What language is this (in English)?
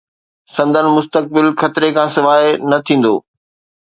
Sindhi